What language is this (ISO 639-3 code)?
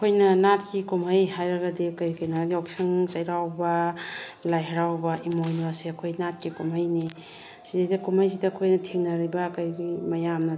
mni